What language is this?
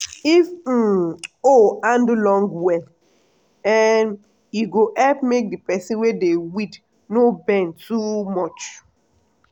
Nigerian Pidgin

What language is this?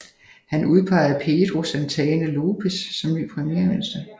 Danish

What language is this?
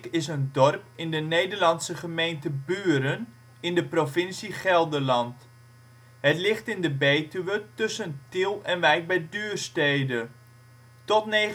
Dutch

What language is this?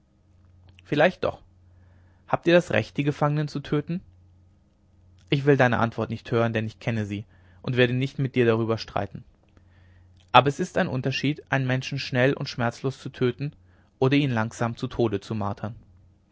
German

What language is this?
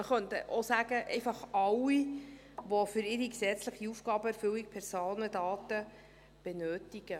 Swiss German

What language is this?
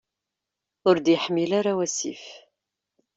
Kabyle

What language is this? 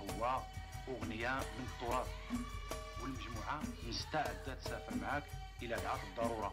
Arabic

